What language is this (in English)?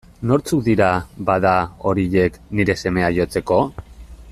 Basque